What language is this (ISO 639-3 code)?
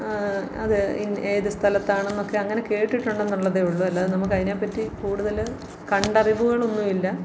mal